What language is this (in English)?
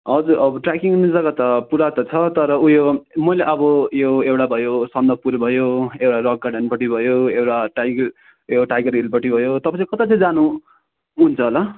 Nepali